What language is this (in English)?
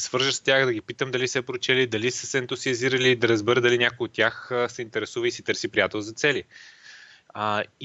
Bulgarian